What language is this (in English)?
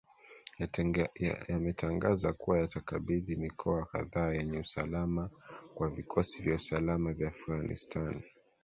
Swahili